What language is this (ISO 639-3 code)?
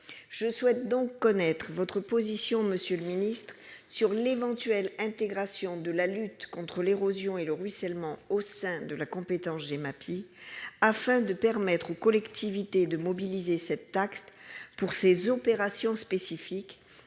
fra